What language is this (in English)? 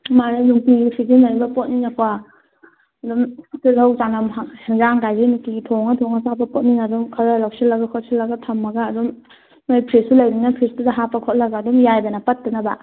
Manipuri